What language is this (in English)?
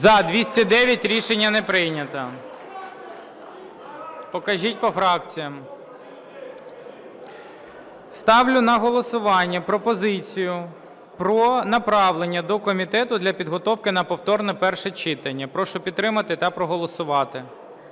Ukrainian